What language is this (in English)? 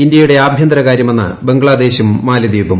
Malayalam